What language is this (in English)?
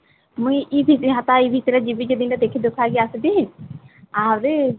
Odia